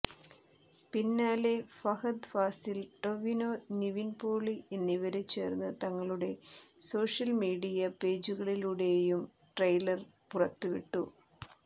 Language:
Malayalam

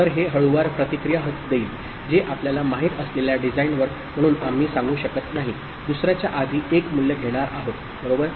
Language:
Marathi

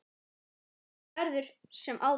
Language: Icelandic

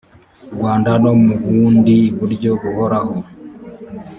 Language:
Kinyarwanda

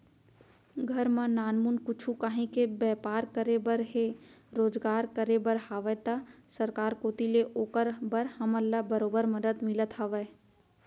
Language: Chhattisgarhi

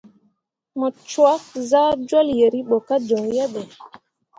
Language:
Mundang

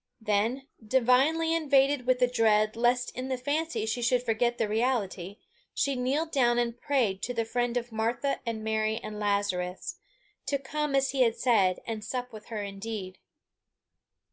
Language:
English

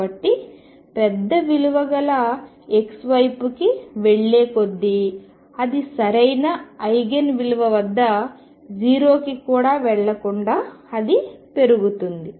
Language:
Telugu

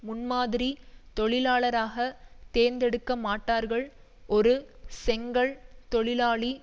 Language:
Tamil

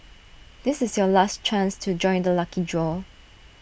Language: English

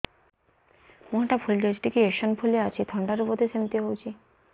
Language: Odia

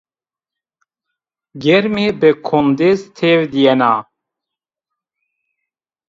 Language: Zaza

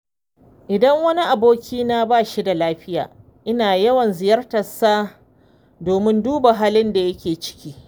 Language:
Hausa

